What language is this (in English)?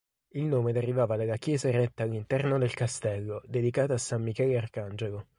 Italian